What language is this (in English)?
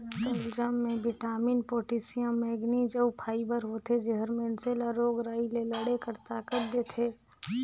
Chhattisgarhi